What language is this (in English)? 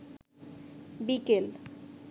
Bangla